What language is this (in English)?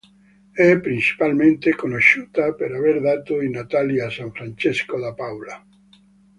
Italian